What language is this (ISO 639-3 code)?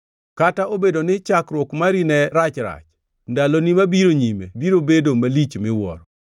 luo